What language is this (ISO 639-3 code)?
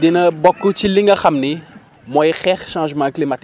wol